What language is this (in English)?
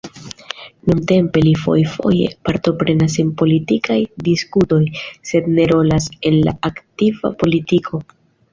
Esperanto